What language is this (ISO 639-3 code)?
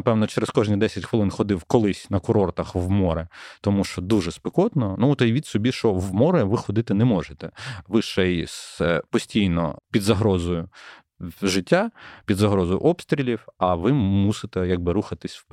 ukr